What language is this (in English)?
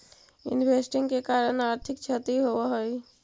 Magahi